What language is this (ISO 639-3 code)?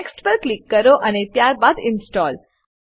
guj